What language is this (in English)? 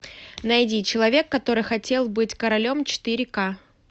Russian